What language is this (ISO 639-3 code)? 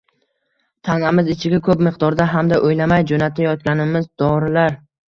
uzb